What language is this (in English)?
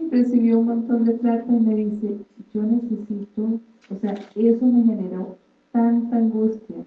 Spanish